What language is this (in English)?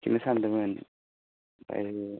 Bodo